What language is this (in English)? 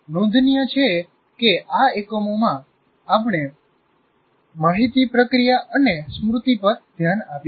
Gujarati